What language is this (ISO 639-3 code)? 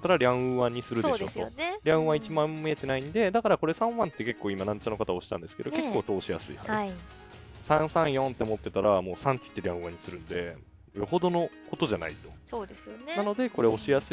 jpn